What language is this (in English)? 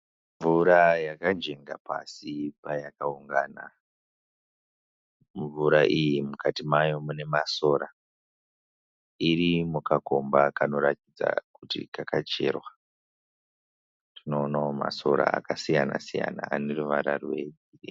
Shona